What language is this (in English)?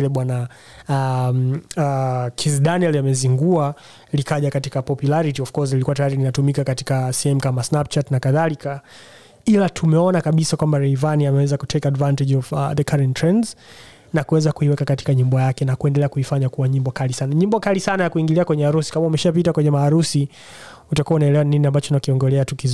Swahili